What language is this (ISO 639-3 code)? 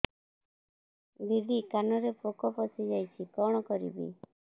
ori